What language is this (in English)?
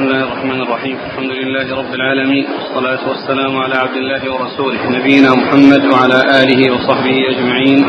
Arabic